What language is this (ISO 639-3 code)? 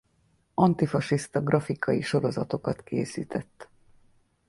hun